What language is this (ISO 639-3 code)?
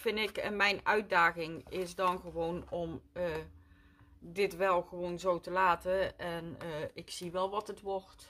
nld